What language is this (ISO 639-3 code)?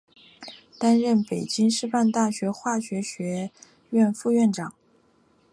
zho